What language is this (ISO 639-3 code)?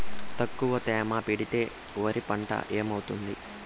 tel